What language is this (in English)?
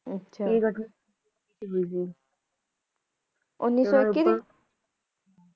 Punjabi